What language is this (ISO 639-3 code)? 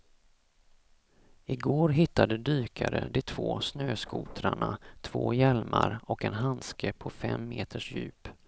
swe